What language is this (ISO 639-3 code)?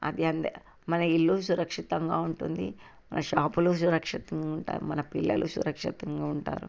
tel